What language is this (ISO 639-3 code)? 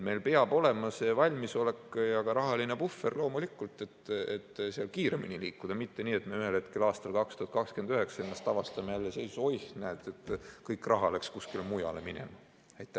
est